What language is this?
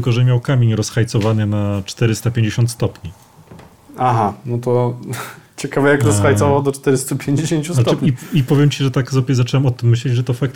Polish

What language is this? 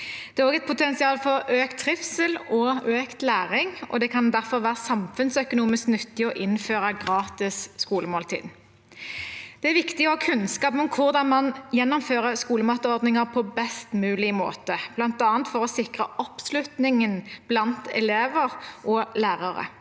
Norwegian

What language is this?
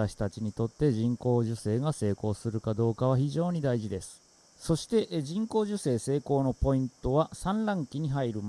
Japanese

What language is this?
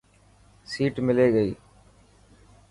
Dhatki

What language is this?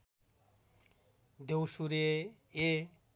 Nepali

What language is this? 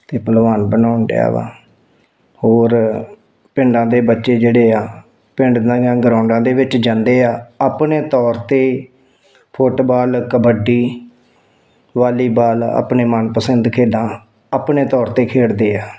Punjabi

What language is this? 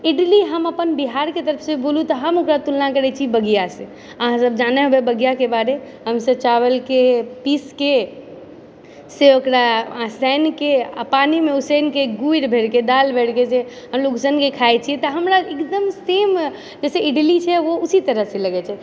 Maithili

